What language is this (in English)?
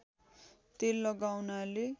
Nepali